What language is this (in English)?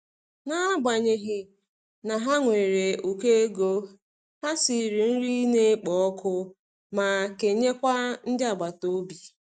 Igbo